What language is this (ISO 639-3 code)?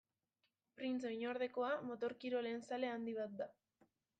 eus